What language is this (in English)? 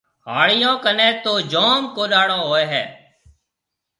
Marwari (Pakistan)